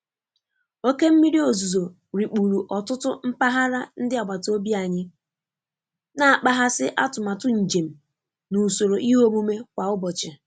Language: Igbo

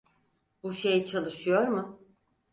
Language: Turkish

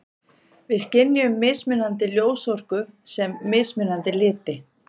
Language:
Icelandic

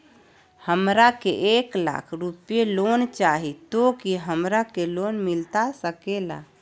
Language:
Magahi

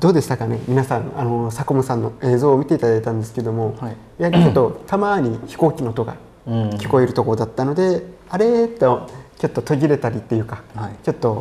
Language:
Japanese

